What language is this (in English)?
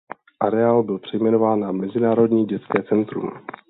Czech